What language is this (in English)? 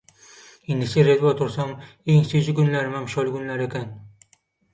Turkmen